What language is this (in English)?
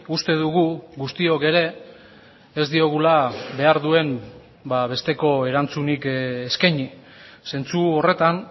Basque